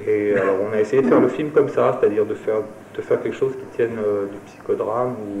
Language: French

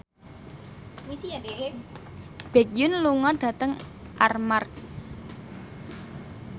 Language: Javanese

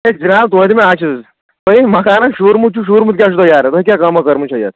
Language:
Kashmiri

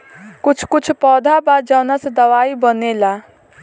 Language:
Bhojpuri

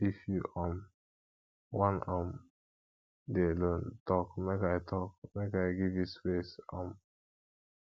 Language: Nigerian Pidgin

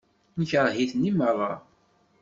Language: Kabyle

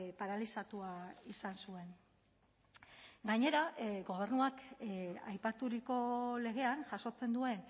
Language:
Basque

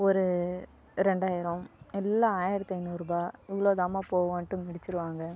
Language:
Tamil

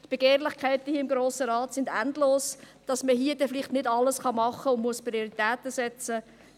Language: Swiss German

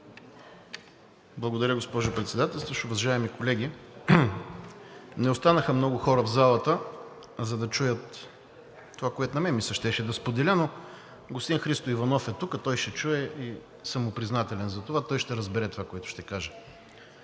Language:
Bulgarian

